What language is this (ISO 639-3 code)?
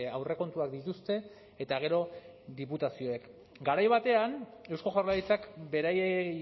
eus